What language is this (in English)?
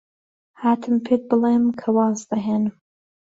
Central Kurdish